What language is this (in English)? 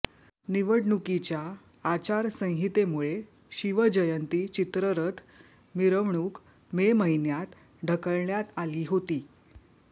Marathi